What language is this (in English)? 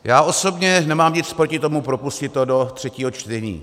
Czech